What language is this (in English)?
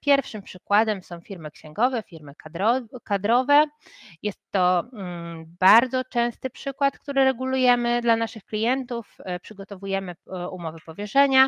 Polish